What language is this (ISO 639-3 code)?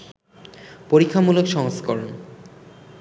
ben